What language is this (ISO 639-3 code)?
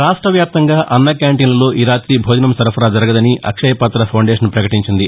tel